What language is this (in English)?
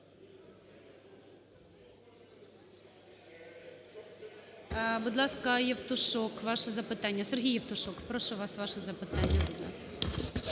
Ukrainian